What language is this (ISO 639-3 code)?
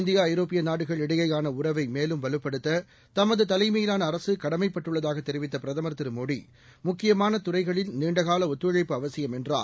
tam